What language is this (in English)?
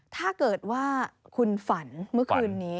Thai